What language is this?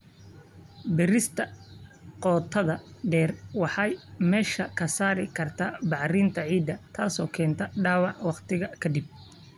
Somali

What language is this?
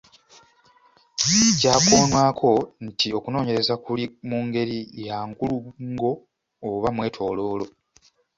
Ganda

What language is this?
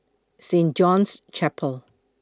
English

